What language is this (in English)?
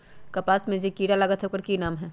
Magahi